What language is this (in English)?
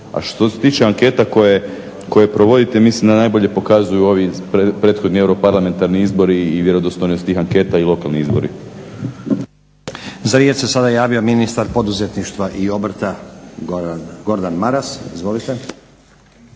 Croatian